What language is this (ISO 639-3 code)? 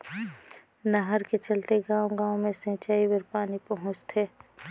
hne